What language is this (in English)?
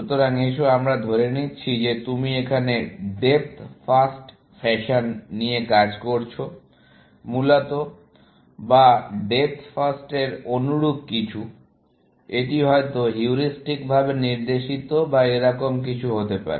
Bangla